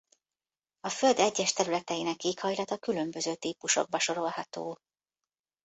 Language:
Hungarian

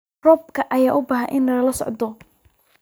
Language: Somali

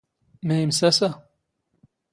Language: Standard Moroccan Tamazight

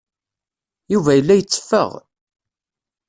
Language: Kabyle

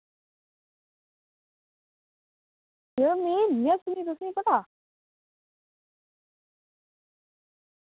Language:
Dogri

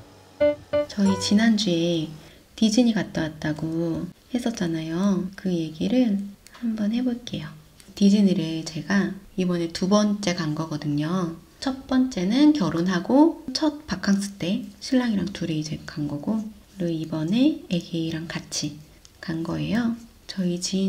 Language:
Korean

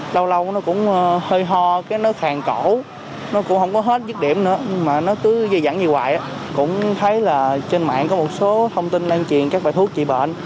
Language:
Vietnamese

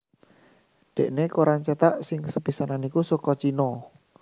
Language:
Javanese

